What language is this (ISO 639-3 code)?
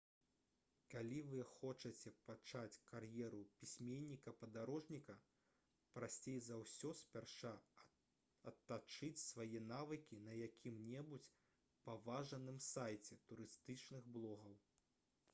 bel